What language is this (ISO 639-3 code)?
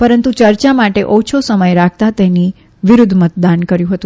guj